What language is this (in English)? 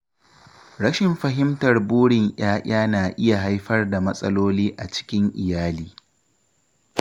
Hausa